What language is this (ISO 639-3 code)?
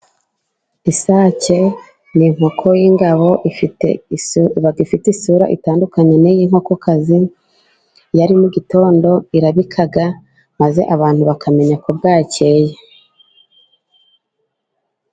kin